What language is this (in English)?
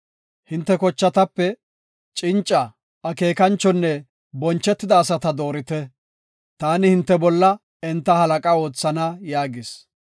Gofa